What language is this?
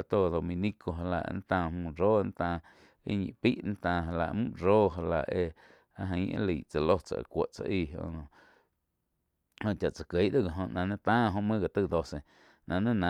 Quiotepec Chinantec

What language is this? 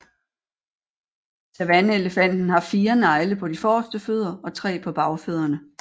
Danish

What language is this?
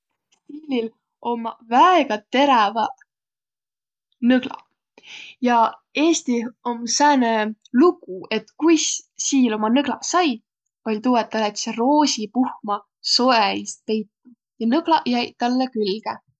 Võro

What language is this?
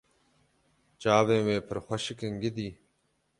Kurdish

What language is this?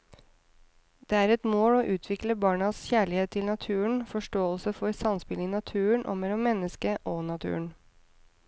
Norwegian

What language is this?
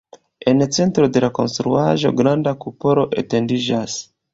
Esperanto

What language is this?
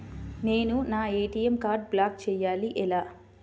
Telugu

